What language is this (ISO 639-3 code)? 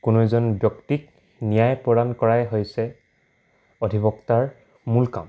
asm